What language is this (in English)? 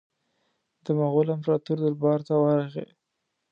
Pashto